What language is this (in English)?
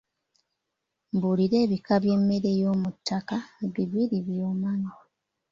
Ganda